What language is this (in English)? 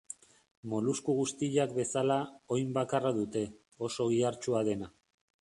Basque